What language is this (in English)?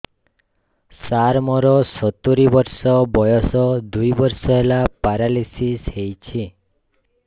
Odia